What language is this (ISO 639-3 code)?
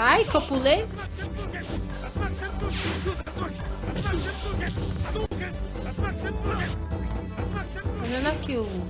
por